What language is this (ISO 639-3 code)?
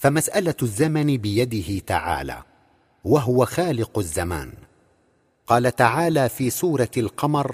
ara